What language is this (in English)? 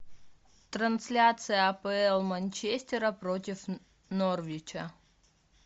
Russian